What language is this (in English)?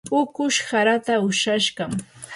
Yanahuanca Pasco Quechua